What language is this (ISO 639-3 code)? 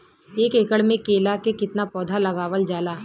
bho